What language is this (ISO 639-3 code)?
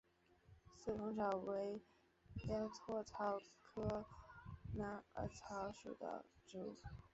zho